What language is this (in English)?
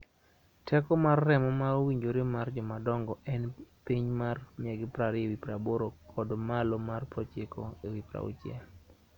Luo (Kenya and Tanzania)